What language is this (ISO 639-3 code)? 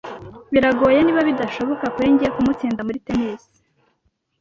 kin